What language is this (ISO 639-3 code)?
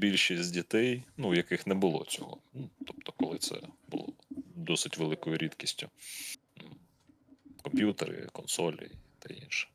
ukr